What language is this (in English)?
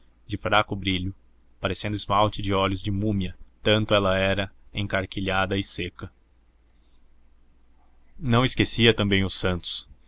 Portuguese